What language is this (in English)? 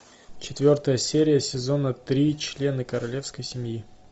Russian